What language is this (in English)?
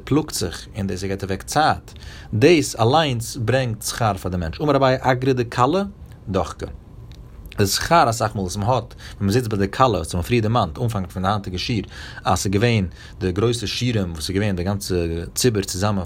Hebrew